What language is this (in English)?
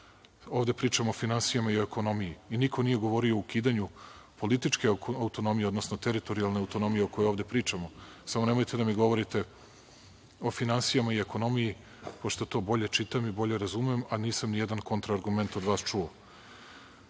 Serbian